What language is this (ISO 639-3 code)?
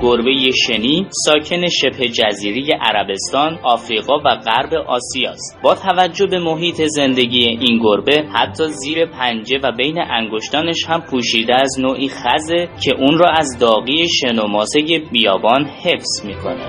fas